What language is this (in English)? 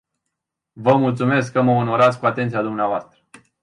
Romanian